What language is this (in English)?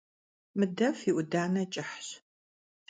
Kabardian